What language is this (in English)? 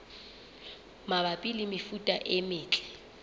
Southern Sotho